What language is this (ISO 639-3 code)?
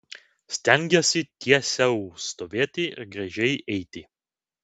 lit